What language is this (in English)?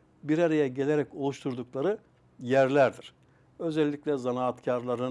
Turkish